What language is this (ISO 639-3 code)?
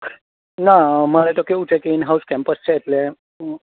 guj